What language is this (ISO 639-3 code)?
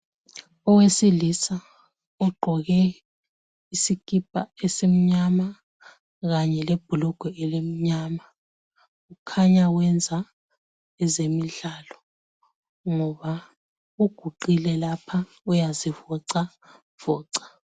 nde